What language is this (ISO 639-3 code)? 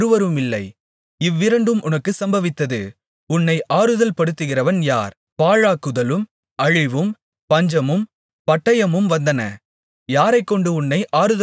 tam